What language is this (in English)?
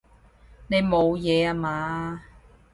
Cantonese